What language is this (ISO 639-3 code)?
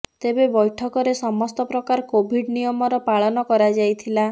ori